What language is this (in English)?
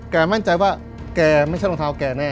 Thai